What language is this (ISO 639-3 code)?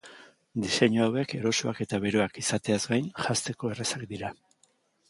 eus